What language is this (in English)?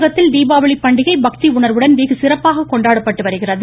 Tamil